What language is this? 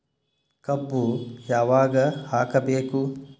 Kannada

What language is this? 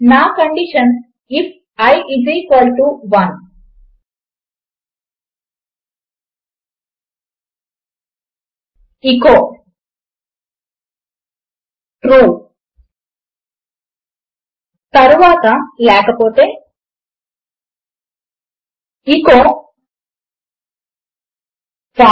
Telugu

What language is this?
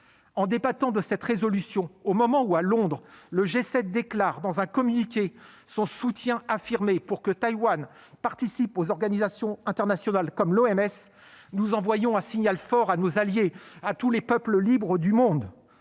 French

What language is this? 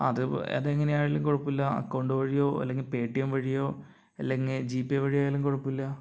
Malayalam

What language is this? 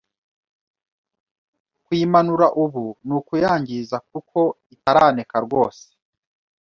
Kinyarwanda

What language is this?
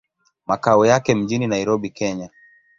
Swahili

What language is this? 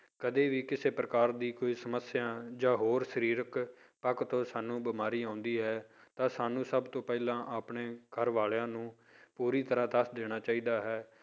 Punjabi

